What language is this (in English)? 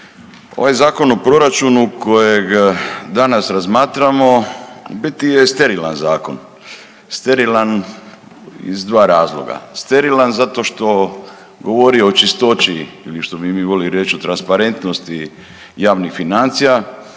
Croatian